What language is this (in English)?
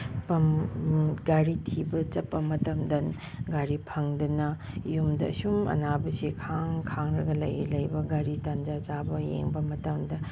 Manipuri